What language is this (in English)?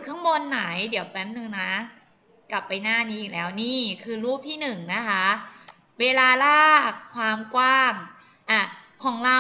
Thai